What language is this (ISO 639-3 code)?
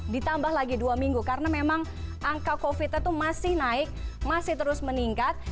ind